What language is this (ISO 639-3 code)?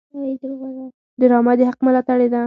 pus